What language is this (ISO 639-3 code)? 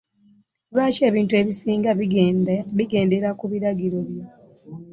lug